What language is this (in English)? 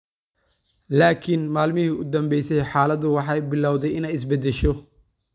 Somali